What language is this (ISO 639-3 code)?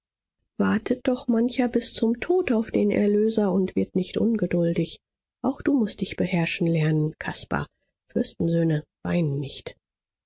deu